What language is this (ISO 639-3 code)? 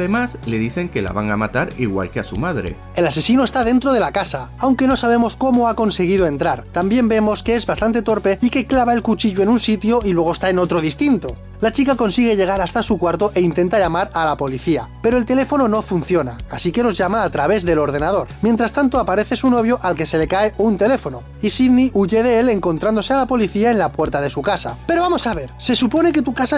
spa